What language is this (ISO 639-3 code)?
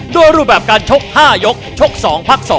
tha